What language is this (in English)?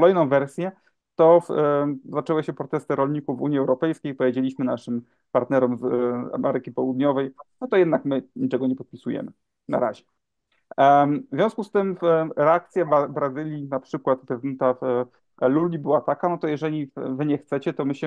Polish